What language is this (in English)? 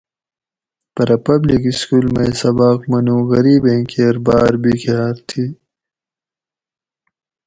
Gawri